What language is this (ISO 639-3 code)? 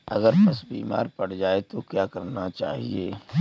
hin